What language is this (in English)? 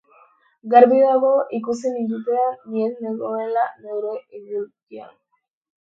Basque